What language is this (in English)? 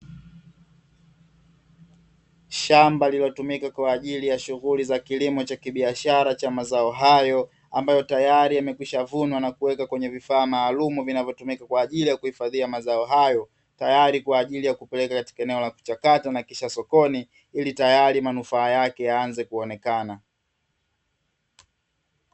Swahili